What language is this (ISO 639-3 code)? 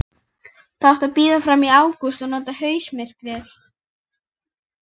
isl